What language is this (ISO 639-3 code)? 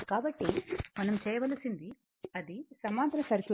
tel